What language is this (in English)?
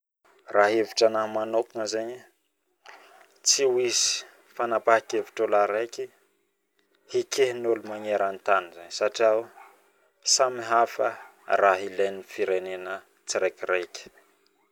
Northern Betsimisaraka Malagasy